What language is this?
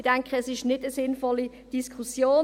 Swiss German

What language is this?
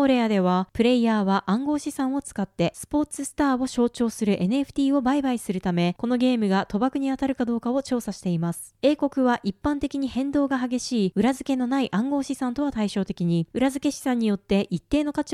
Japanese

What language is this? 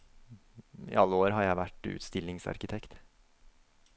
Norwegian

